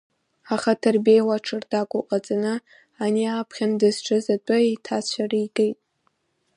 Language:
Abkhazian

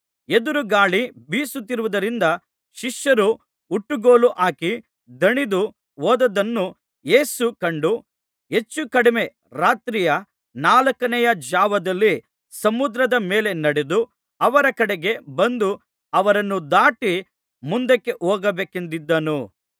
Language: Kannada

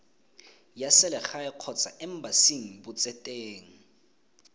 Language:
Tswana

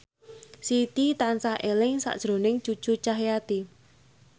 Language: Javanese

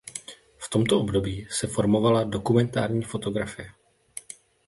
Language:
Czech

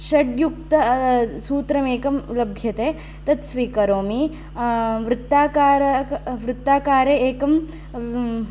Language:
Sanskrit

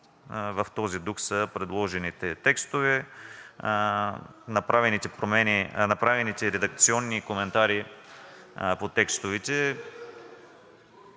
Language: Bulgarian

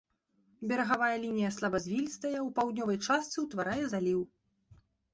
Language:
Belarusian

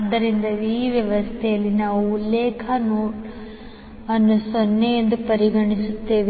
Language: Kannada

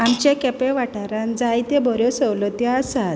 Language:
Konkani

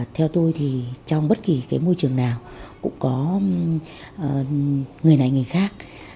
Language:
Vietnamese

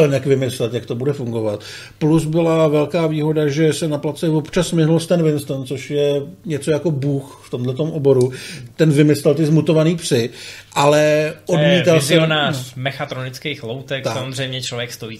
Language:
Czech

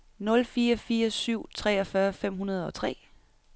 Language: Danish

